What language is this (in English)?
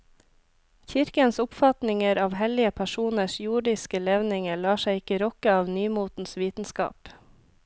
Norwegian